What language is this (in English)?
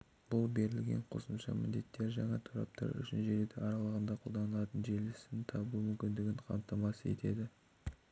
Kazakh